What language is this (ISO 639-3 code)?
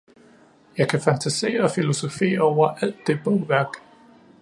dan